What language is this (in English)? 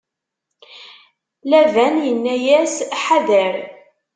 Kabyle